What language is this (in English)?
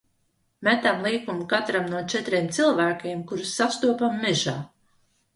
Latvian